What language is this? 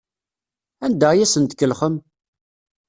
Kabyle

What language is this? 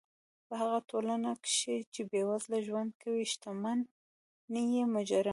Pashto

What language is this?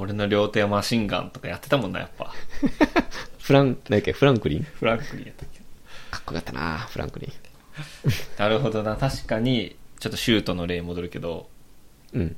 Japanese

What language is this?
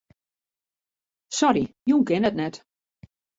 Western Frisian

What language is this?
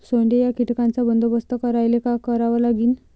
Marathi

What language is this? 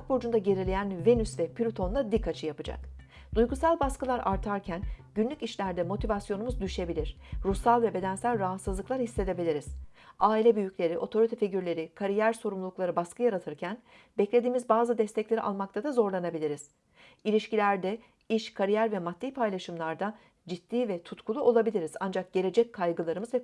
Turkish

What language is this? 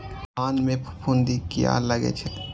Maithili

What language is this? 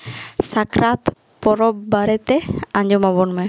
Santali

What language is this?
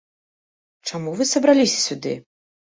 Belarusian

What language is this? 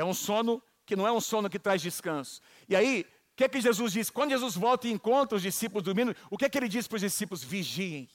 Portuguese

